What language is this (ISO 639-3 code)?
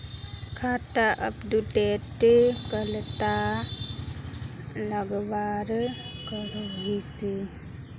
mag